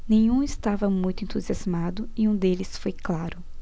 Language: Portuguese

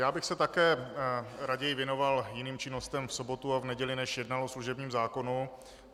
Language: Czech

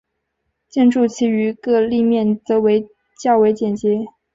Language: Chinese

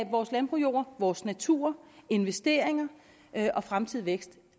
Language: Danish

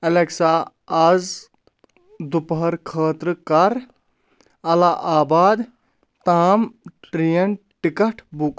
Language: Kashmiri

